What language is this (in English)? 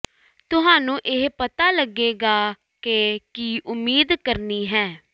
Punjabi